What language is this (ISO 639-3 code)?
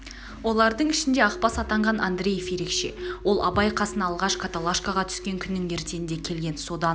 kaz